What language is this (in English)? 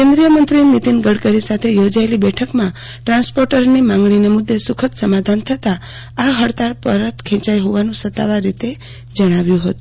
Gujarati